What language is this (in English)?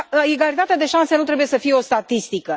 Romanian